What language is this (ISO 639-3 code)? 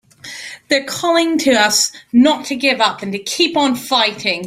eng